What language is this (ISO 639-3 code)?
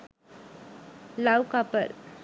sin